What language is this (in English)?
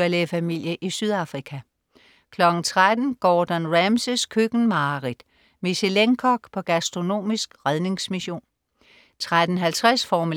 Danish